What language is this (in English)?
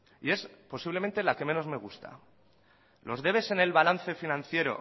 Spanish